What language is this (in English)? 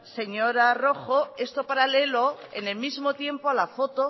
Spanish